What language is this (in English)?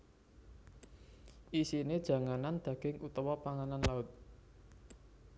Javanese